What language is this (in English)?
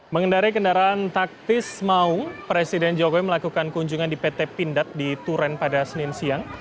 Indonesian